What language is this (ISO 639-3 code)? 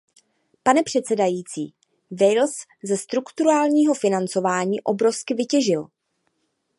ces